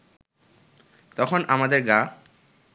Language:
Bangla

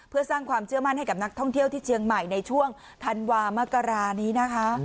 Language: Thai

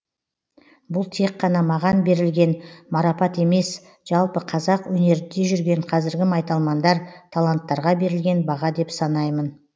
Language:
Kazakh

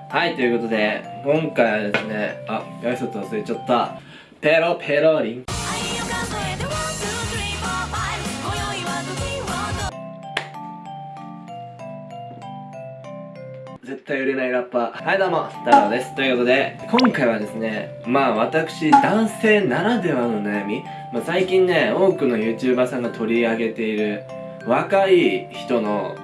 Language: Japanese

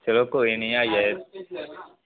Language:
Dogri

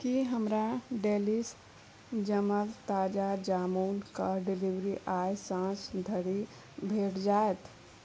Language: Maithili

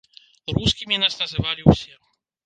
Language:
Belarusian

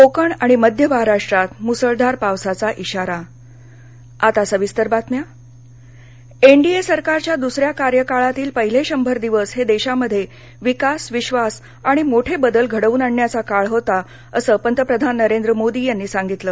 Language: Marathi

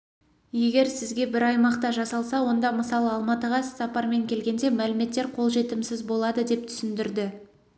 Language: Kazakh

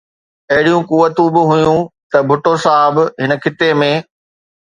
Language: Sindhi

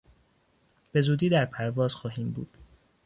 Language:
Persian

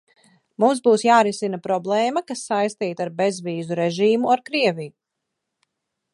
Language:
Latvian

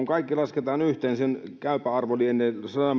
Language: Finnish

